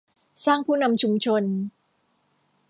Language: Thai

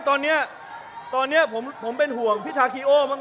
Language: Thai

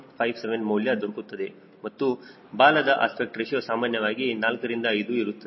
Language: Kannada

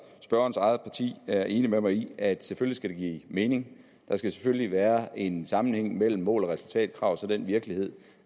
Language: Danish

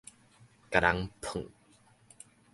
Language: Min Nan Chinese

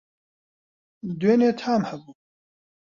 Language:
Central Kurdish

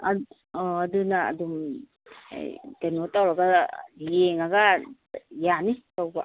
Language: Manipuri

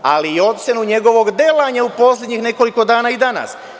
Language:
Serbian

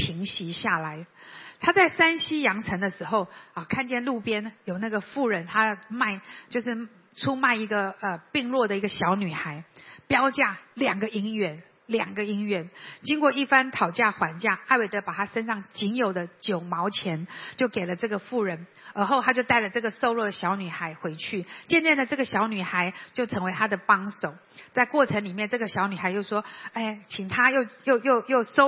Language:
Chinese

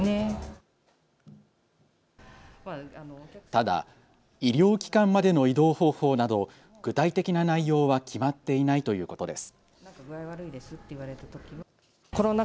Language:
Japanese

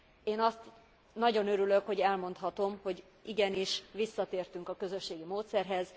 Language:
Hungarian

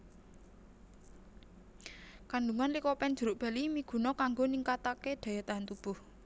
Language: Javanese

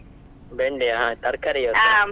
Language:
Kannada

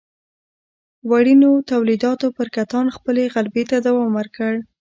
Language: Pashto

